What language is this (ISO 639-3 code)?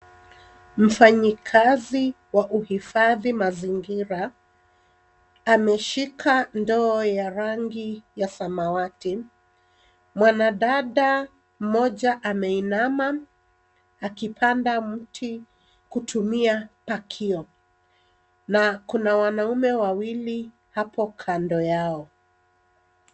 swa